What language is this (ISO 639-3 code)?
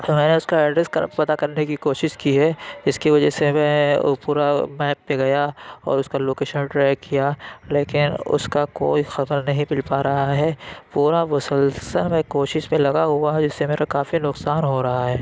urd